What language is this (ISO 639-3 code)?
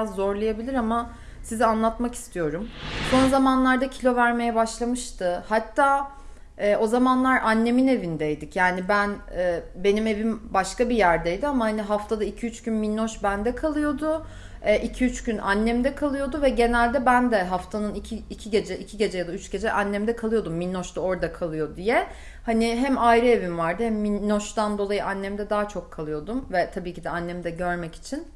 tur